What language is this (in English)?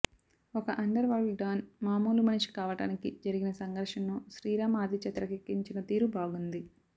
Telugu